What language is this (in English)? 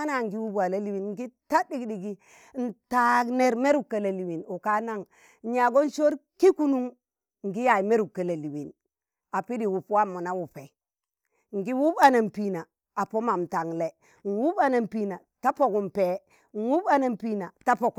Tangale